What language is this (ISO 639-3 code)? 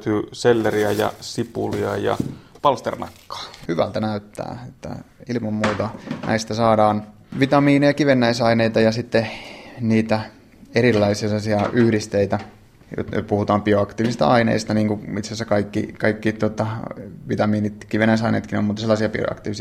fin